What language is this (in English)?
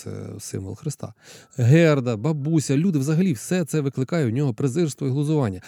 Ukrainian